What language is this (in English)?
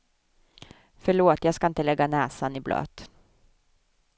Swedish